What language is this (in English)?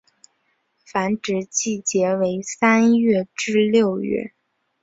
Chinese